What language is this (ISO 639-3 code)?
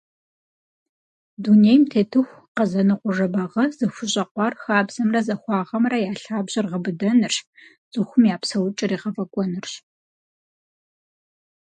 kbd